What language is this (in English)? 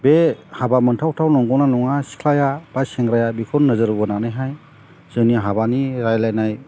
Bodo